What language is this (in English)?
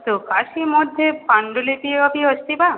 Sanskrit